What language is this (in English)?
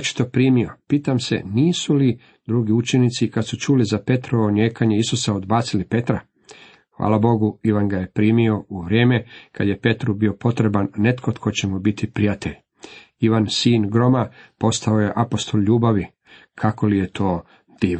Croatian